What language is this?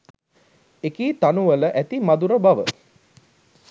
Sinhala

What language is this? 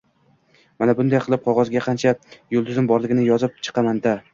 Uzbek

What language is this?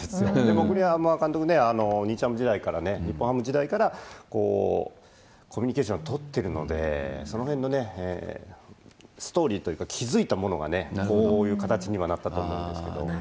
Japanese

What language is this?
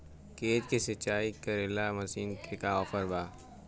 Bhojpuri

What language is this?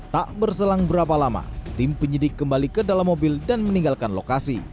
Indonesian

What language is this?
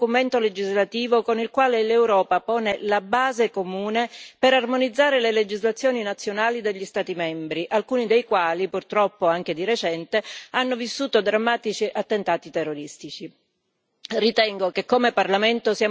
Italian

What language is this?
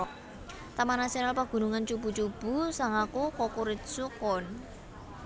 Javanese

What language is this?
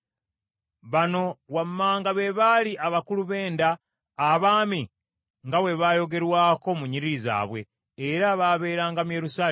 Ganda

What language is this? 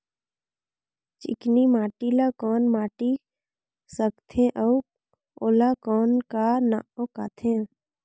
Chhattisgarhi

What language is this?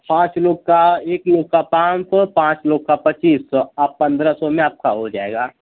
Hindi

